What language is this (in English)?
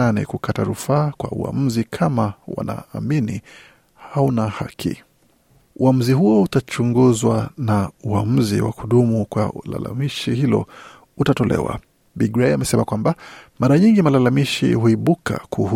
Swahili